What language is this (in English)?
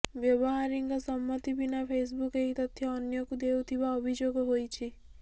Odia